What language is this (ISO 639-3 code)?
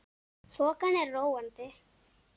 isl